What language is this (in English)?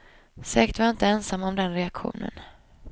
Swedish